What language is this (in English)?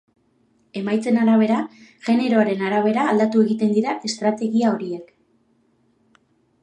Basque